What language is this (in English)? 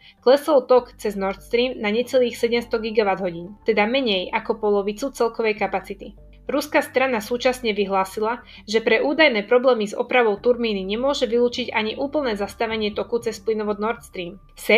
Slovak